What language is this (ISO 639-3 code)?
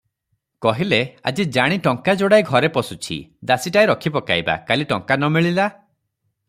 ori